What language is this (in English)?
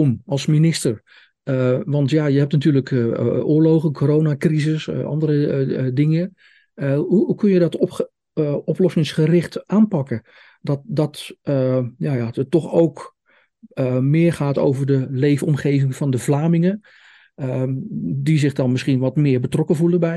Dutch